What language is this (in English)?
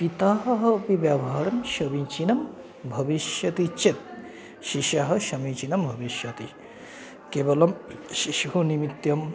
Sanskrit